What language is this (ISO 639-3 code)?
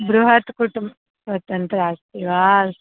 san